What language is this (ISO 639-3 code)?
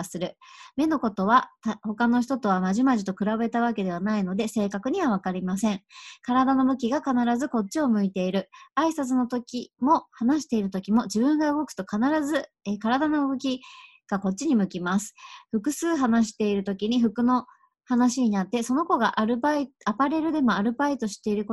jpn